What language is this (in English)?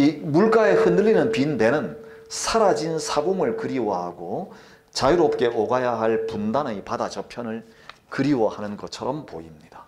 Korean